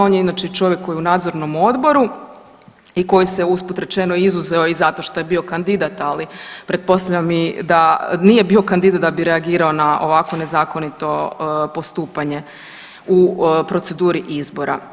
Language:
Croatian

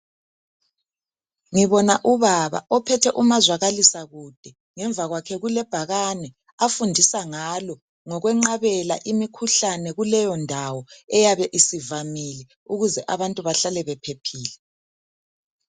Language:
North Ndebele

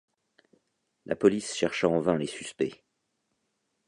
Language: French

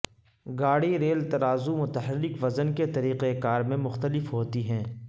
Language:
Urdu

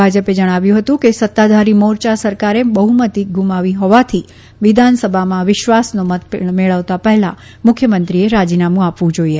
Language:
Gujarati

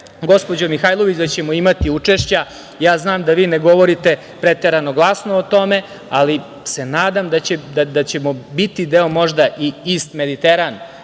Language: Serbian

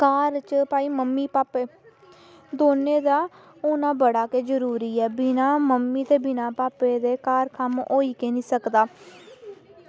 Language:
Dogri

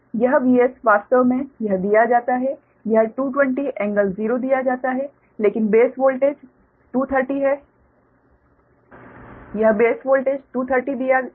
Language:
Hindi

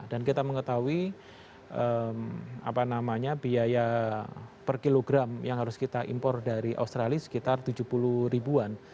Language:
Indonesian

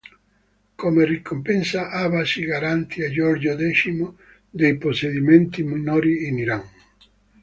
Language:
Italian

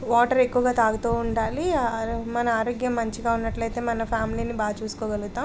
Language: Telugu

